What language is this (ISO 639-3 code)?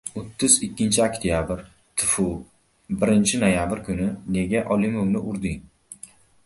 uzb